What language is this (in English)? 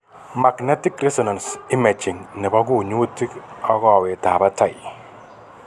Kalenjin